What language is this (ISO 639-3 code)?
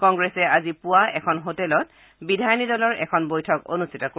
asm